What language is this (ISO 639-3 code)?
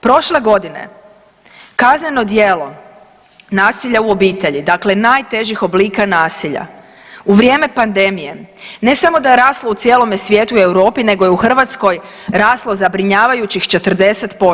hrv